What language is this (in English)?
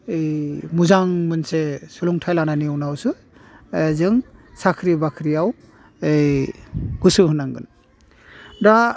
Bodo